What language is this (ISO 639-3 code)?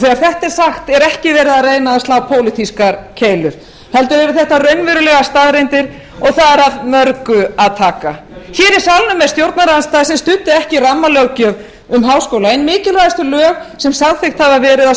isl